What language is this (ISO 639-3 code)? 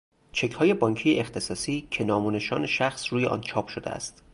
fas